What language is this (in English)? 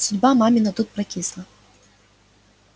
Russian